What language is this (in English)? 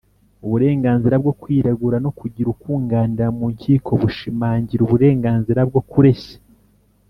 Kinyarwanda